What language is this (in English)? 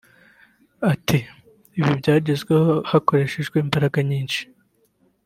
Kinyarwanda